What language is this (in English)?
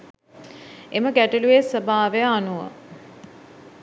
Sinhala